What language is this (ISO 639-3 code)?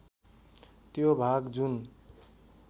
nep